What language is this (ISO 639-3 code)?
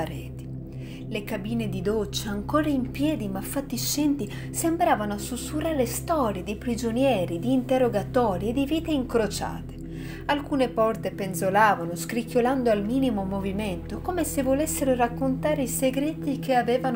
ita